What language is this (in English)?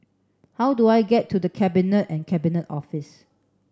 English